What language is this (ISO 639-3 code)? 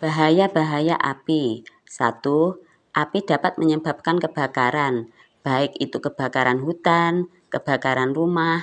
ind